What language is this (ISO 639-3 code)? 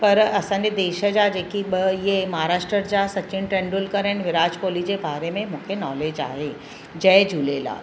snd